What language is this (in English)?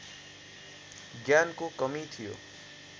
Nepali